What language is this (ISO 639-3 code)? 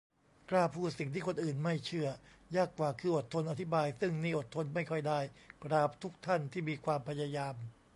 tha